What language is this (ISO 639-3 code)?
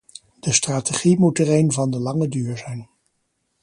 nld